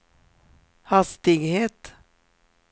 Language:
Swedish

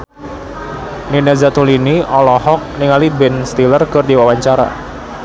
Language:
Sundanese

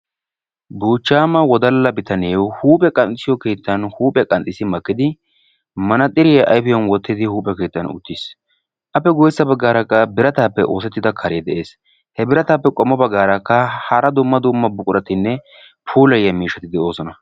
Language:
Wolaytta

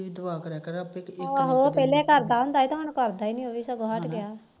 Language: Punjabi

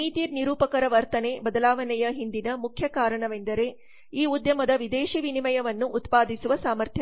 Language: Kannada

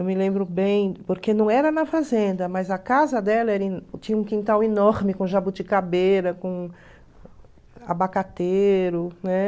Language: Portuguese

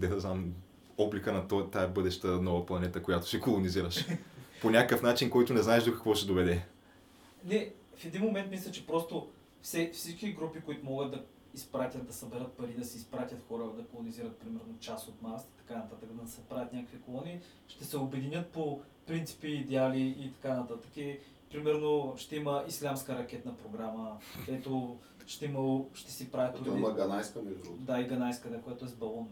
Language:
Bulgarian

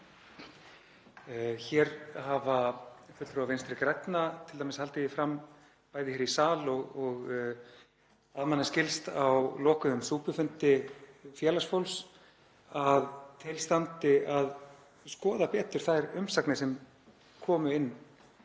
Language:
Icelandic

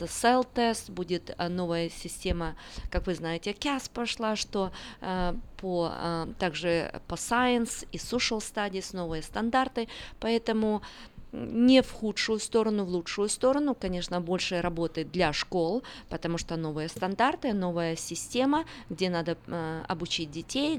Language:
Russian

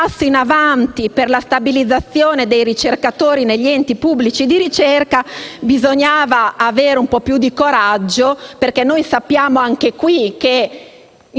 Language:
Italian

